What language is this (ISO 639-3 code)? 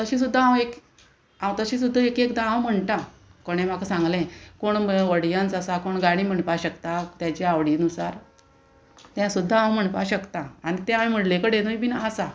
kok